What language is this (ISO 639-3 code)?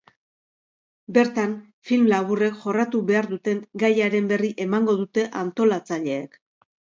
eus